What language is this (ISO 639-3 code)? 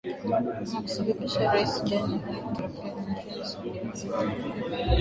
swa